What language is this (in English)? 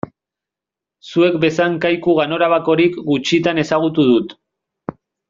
Basque